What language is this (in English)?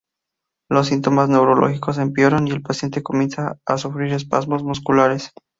Spanish